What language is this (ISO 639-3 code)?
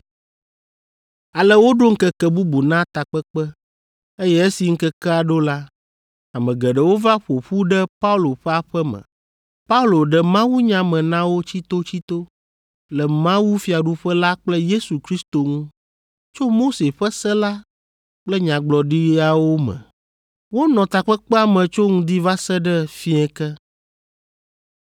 ewe